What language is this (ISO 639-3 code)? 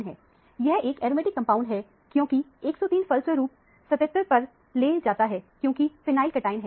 hin